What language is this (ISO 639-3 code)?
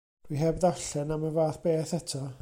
cym